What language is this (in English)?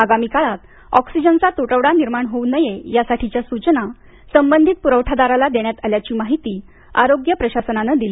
Marathi